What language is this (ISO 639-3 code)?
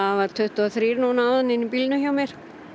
isl